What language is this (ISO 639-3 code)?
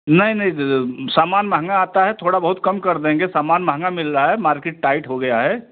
hin